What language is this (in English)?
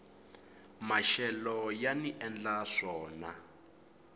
Tsonga